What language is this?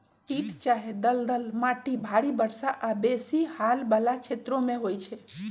Magahi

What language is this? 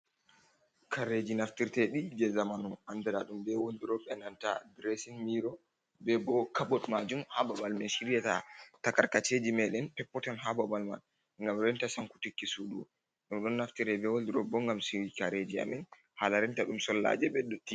Fula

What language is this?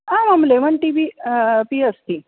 Sanskrit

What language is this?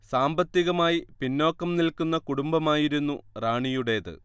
Malayalam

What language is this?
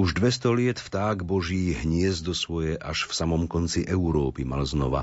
Slovak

